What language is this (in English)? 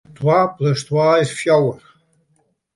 Western Frisian